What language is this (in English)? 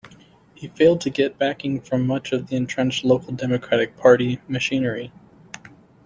English